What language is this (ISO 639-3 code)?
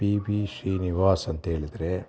kan